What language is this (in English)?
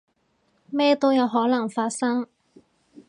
Cantonese